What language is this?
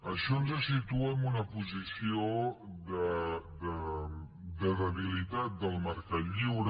Catalan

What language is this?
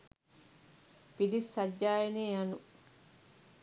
Sinhala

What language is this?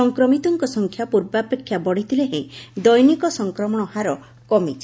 Odia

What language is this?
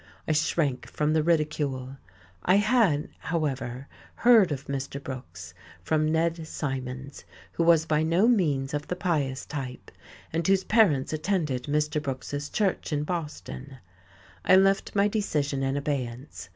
English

